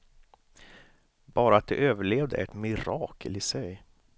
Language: Swedish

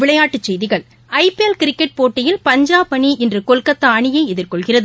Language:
Tamil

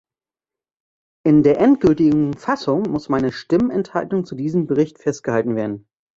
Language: German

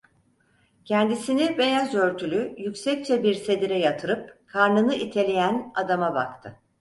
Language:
Turkish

